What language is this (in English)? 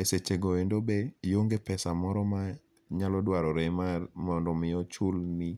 Luo (Kenya and Tanzania)